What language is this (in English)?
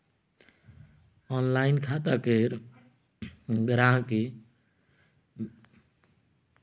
Maithili